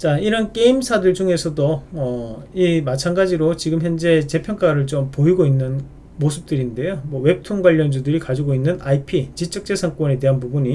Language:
Korean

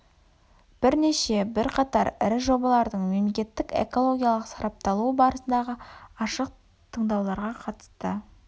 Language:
Kazakh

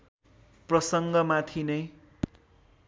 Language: Nepali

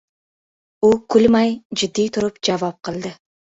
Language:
Uzbek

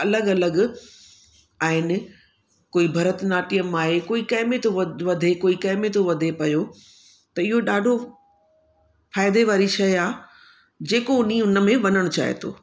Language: Sindhi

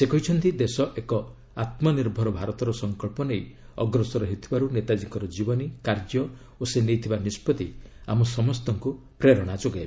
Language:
Odia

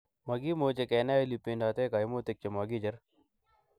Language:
Kalenjin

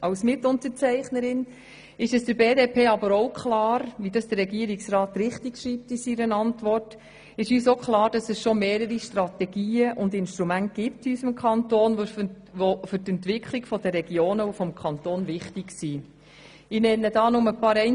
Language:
Swiss German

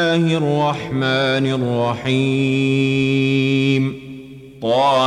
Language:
Arabic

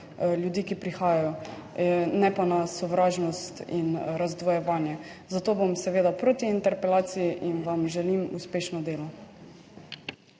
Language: Slovenian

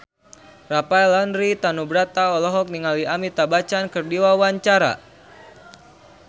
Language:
Sundanese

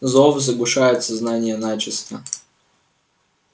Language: Russian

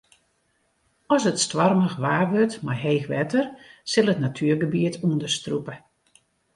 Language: Western Frisian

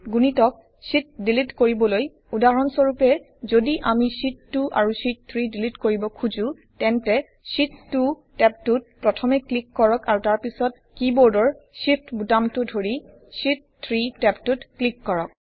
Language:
Assamese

